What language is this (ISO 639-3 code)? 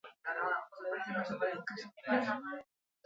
eus